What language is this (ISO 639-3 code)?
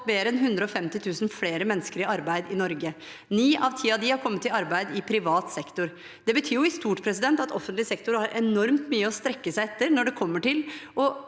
nor